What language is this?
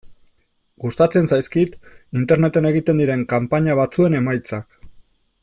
Basque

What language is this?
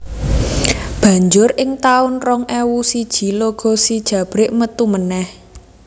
Javanese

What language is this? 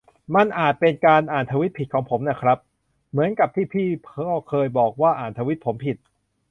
Thai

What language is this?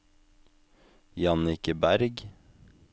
Norwegian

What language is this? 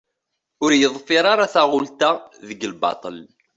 Kabyle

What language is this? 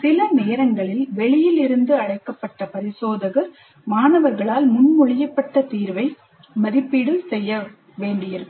Tamil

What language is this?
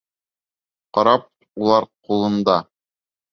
Bashkir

